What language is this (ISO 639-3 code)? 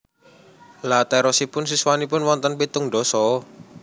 jav